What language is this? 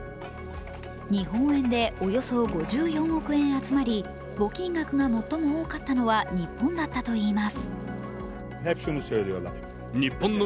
Japanese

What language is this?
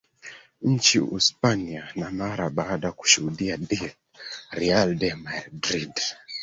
Swahili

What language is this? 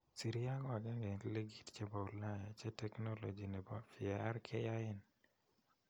Kalenjin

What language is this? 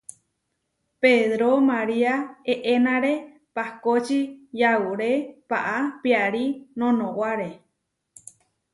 Huarijio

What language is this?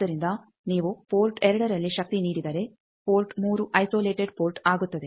Kannada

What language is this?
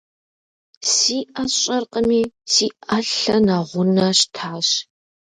Kabardian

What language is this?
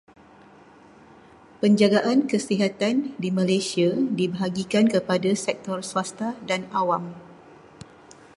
Malay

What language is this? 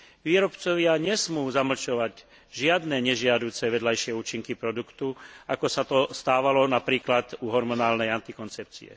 Slovak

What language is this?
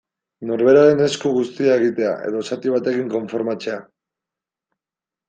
Basque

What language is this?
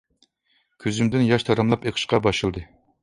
Uyghur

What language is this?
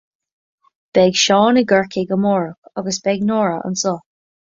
Irish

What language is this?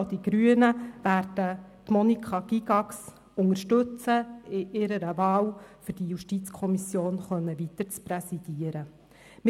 Swiss German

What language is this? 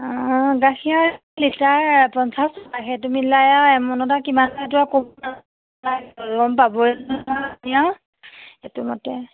Assamese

